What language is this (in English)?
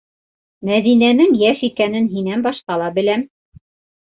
Bashkir